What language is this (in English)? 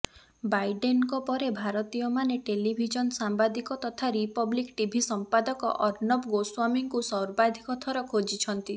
Odia